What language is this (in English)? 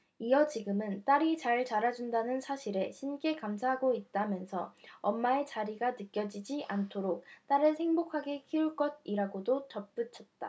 Korean